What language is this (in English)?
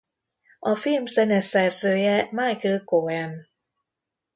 Hungarian